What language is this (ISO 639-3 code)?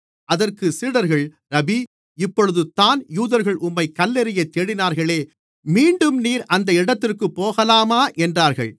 tam